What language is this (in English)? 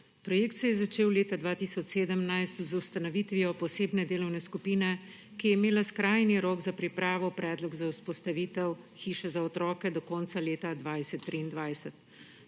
Slovenian